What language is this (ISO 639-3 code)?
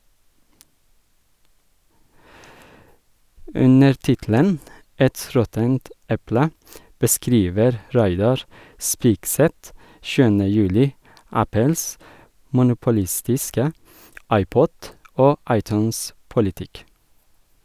nor